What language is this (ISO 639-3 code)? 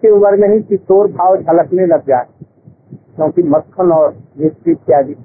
hin